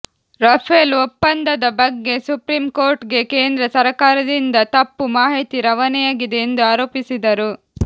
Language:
Kannada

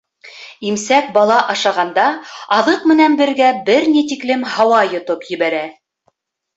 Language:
Bashkir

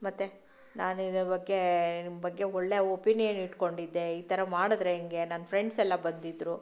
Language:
Kannada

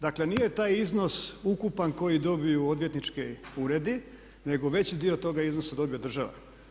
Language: Croatian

